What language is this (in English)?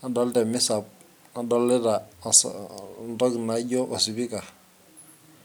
Masai